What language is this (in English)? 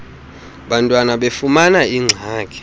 Xhosa